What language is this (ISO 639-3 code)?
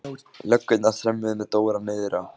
isl